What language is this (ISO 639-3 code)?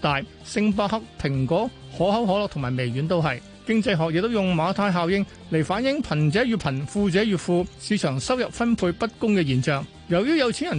zho